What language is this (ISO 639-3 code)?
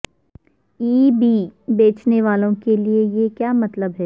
urd